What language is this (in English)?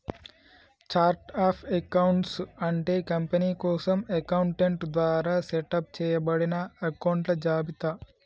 Telugu